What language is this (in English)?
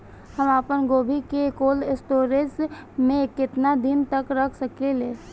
Bhojpuri